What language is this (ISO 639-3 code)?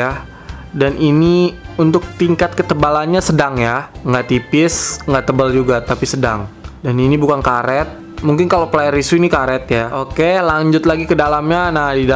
ind